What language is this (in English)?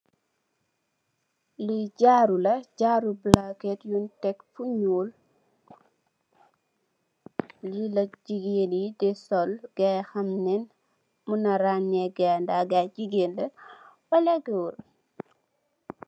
Wolof